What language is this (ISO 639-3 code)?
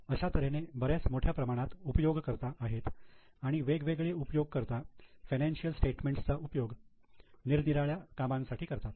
mar